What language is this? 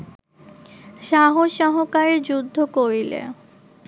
Bangla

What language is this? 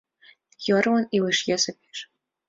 Mari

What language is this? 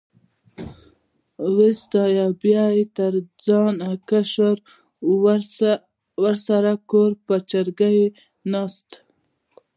Pashto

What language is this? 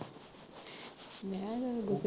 Punjabi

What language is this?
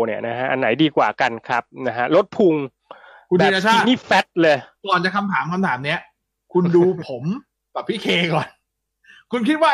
Thai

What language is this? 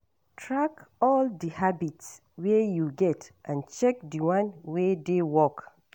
Nigerian Pidgin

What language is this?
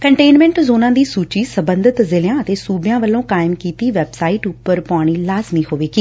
Punjabi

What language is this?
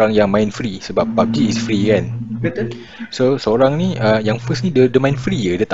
Malay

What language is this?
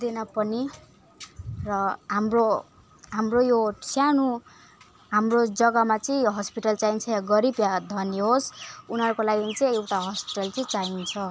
Nepali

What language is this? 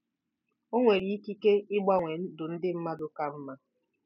Igbo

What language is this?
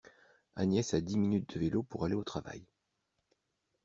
French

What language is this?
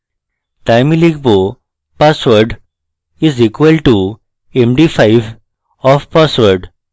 Bangla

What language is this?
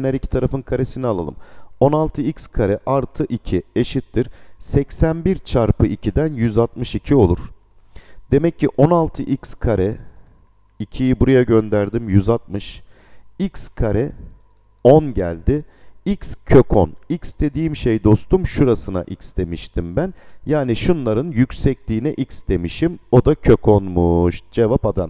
Turkish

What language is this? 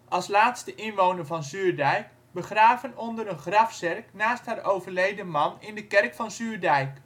Dutch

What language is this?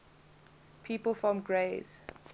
English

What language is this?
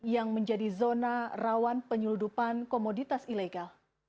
Indonesian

